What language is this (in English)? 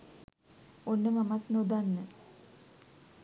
Sinhala